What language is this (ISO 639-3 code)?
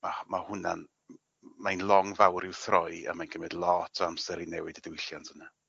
cym